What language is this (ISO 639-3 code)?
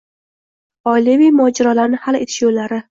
uzb